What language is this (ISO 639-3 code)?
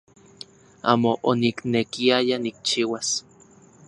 ncx